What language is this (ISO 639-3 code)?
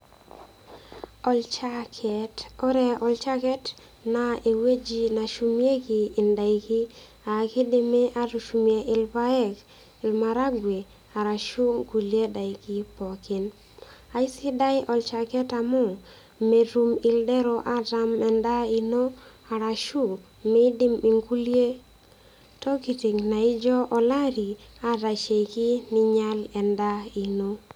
mas